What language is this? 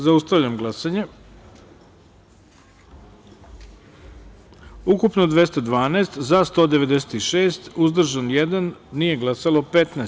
Serbian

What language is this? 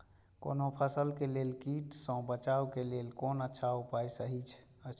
Maithili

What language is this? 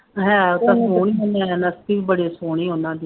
Punjabi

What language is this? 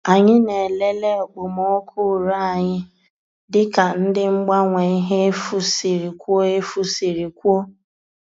Igbo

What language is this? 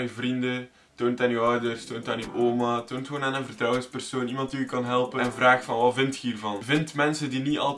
Dutch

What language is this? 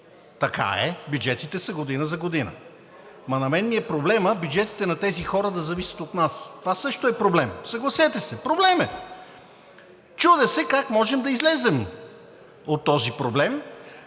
Bulgarian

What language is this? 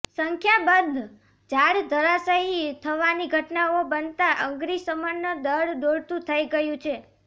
Gujarati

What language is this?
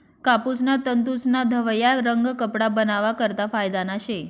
Marathi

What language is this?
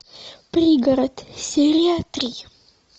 Russian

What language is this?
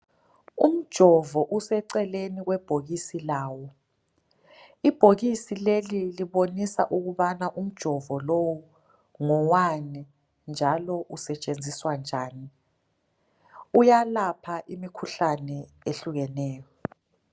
North Ndebele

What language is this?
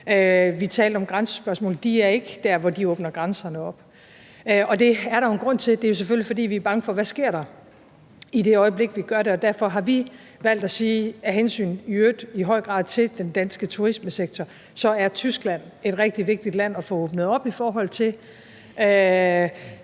Danish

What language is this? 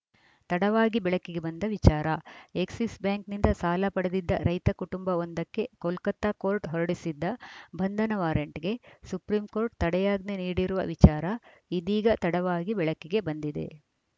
Kannada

